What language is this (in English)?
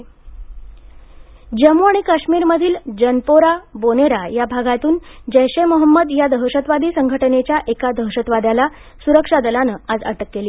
Marathi